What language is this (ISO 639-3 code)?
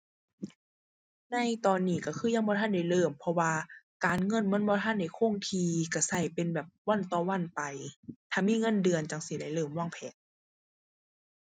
tha